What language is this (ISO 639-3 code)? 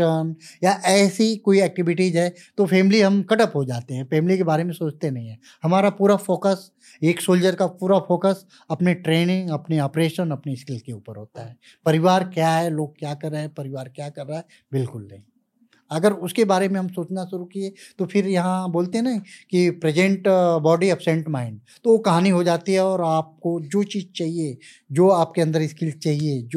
hin